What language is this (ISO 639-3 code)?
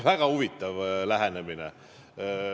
est